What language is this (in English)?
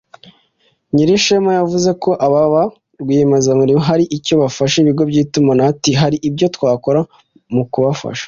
Kinyarwanda